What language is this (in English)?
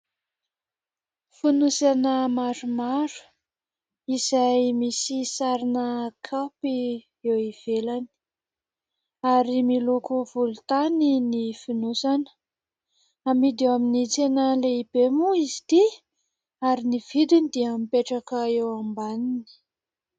Malagasy